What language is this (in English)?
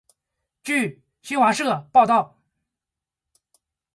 Chinese